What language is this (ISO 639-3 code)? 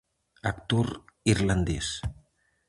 glg